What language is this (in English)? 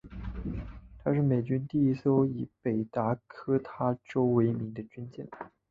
Chinese